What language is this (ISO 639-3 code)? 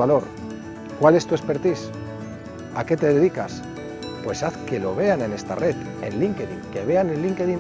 spa